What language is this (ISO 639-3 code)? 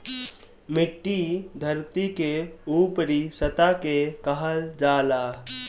bho